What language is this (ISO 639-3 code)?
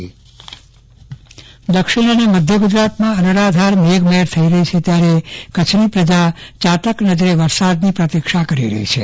guj